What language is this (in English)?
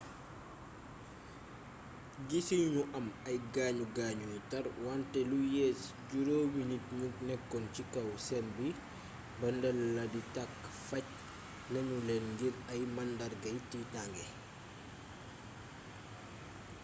Wolof